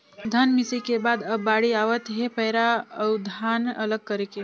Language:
Chhattisgarhi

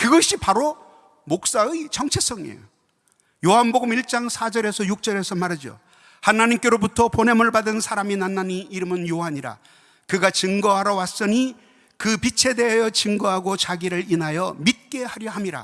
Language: Korean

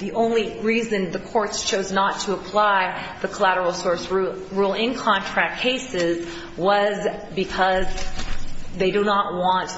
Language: English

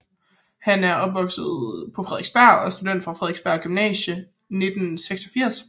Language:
Danish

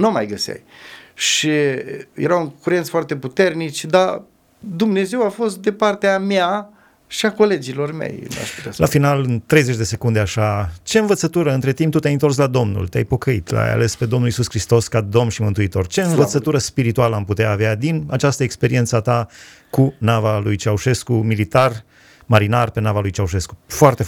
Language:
Romanian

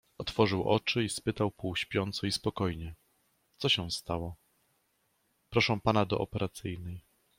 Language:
Polish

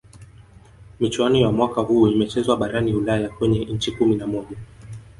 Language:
Swahili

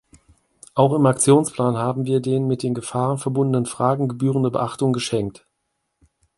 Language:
German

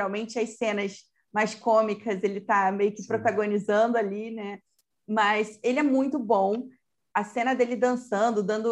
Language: Portuguese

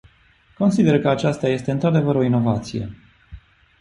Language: Romanian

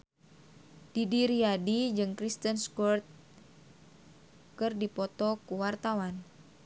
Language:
Sundanese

